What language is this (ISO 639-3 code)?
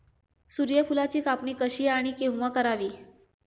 mar